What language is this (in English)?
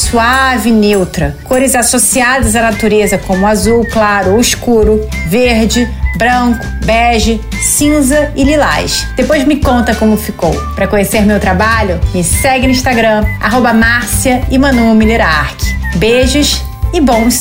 Portuguese